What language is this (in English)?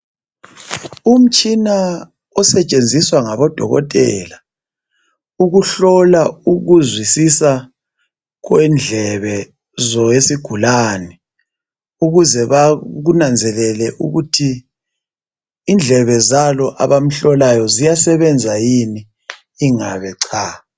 North Ndebele